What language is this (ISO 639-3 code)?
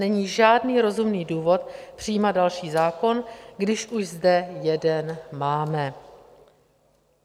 ces